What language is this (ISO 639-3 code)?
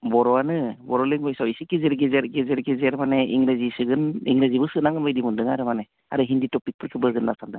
brx